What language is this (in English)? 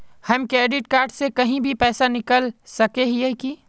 Magahi